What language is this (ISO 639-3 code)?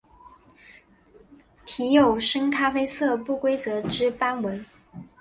zho